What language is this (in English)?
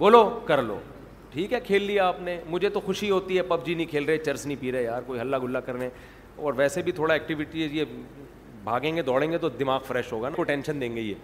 Urdu